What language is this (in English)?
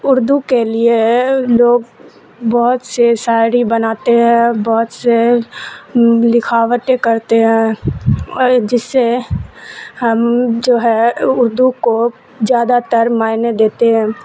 Urdu